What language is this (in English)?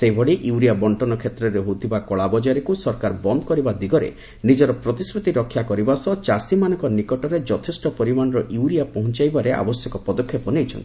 Odia